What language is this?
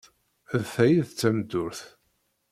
Kabyle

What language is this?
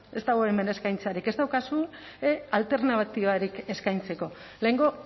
Basque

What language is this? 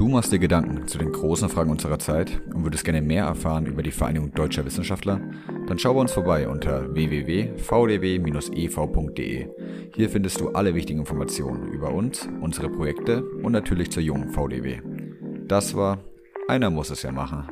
German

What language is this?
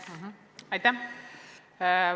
Estonian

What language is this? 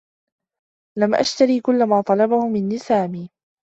Arabic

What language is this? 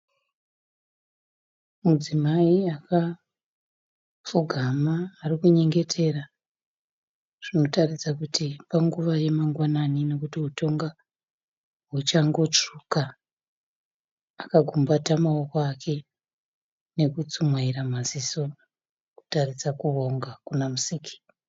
Shona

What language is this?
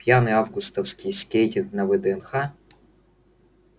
Russian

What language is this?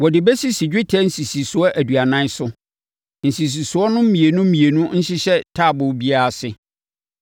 Akan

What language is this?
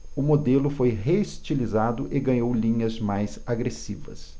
Portuguese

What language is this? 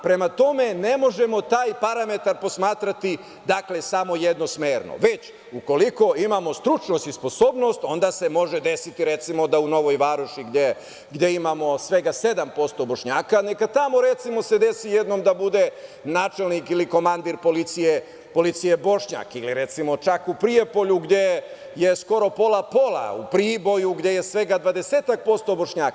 Serbian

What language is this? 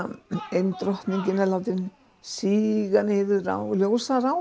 Icelandic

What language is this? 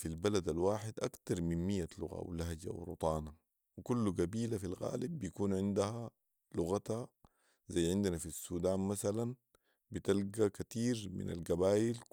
Sudanese Arabic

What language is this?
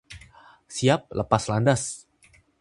Indonesian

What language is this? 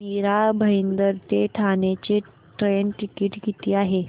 Marathi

